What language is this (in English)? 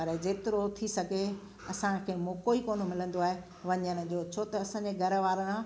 Sindhi